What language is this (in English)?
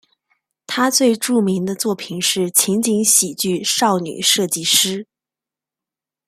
Chinese